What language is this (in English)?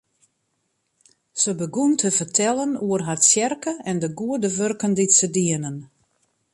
Western Frisian